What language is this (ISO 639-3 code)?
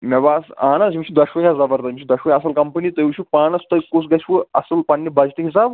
kas